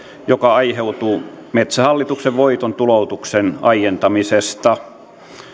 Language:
Finnish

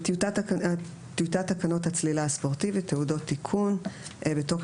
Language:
Hebrew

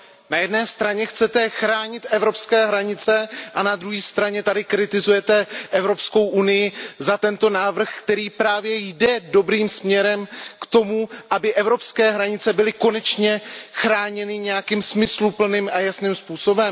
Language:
Czech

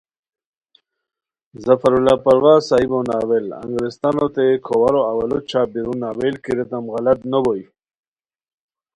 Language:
Khowar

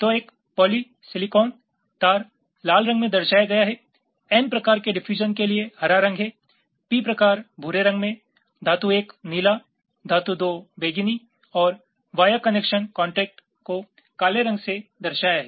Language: Hindi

